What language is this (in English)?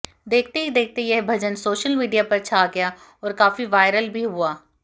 Hindi